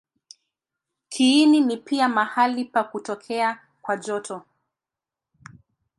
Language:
Swahili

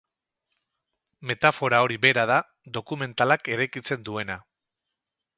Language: Basque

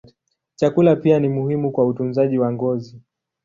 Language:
Swahili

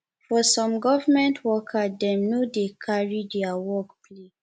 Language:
Nigerian Pidgin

